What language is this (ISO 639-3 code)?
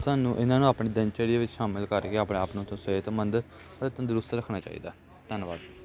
pan